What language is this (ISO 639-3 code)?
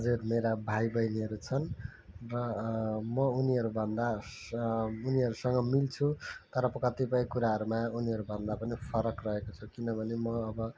nep